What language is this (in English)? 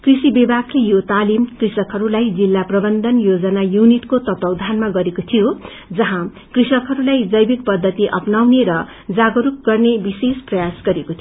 Nepali